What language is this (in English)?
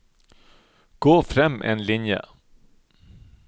Norwegian